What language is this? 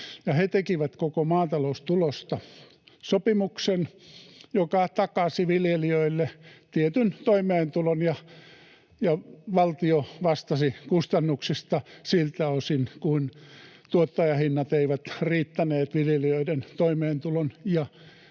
Finnish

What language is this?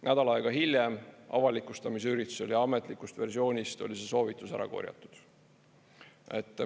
Estonian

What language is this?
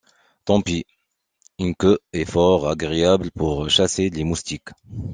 French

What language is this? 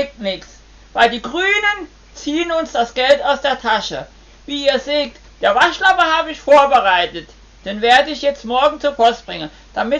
German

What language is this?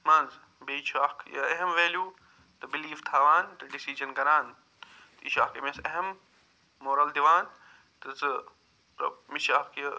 Kashmiri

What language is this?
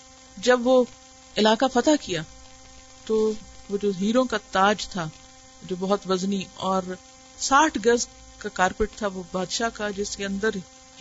Urdu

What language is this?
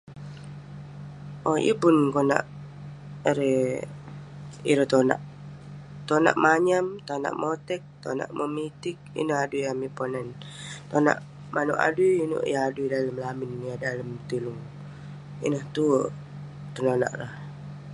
Western Penan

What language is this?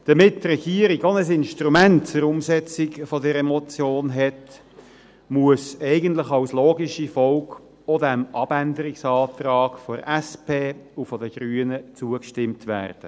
Swiss German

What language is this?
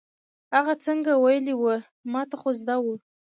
Pashto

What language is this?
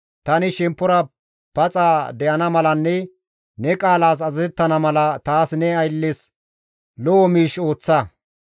Gamo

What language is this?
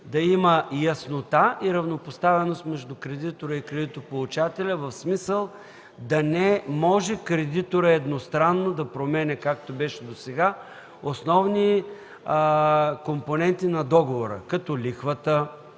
Bulgarian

